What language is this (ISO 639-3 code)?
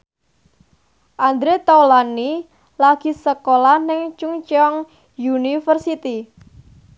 jav